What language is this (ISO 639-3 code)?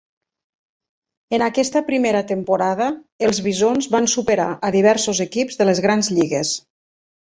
cat